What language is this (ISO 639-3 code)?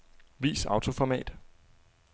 dan